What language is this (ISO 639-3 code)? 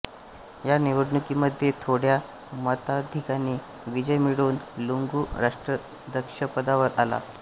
mar